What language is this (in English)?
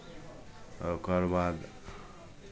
Maithili